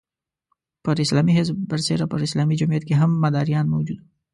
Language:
Pashto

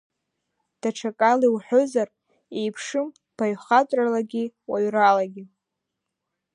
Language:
Abkhazian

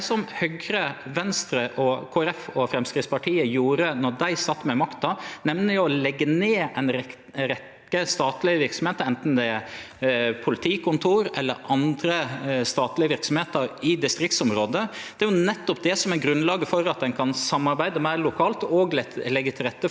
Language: Norwegian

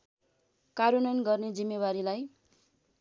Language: Nepali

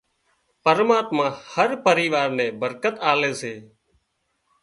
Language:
Wadiyara Koli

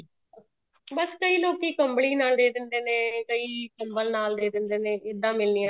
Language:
Punjabi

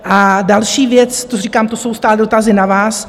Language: Czech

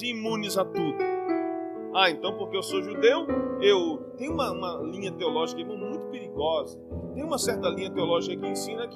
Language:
Portuguese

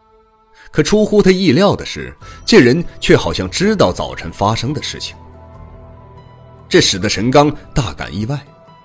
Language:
Chinese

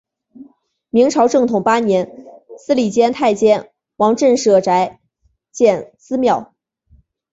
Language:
Chinese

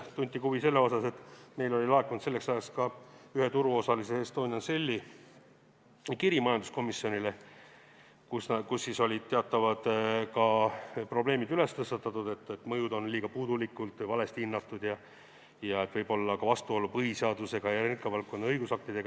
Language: Estonian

